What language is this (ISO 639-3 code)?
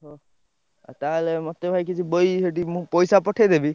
ori